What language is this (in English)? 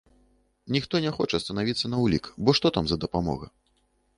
Belarusian